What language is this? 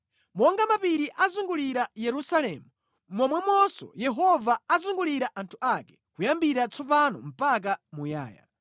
Nyanja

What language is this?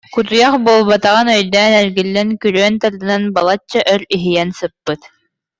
Yakut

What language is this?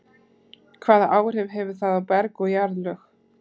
Icelandic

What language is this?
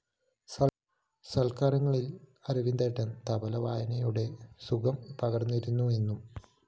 Malayalam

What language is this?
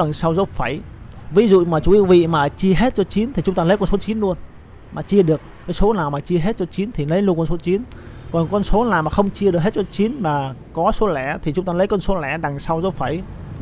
Vietnamese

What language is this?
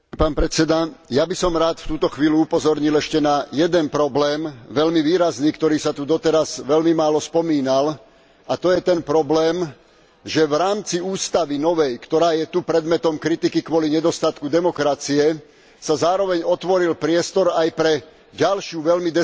Slovak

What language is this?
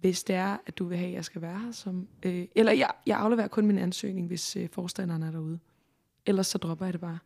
Danish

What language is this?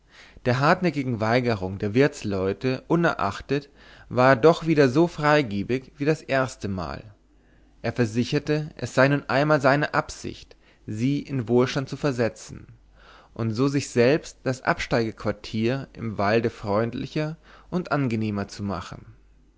German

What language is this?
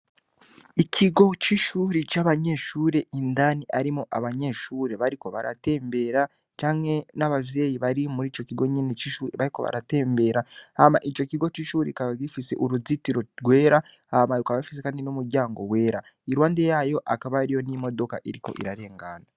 Rundi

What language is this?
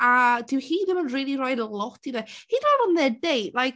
Welsh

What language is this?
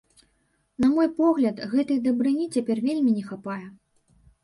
Belarusian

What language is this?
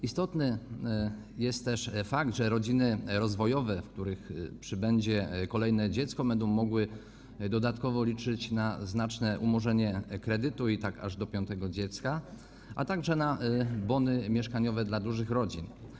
Polish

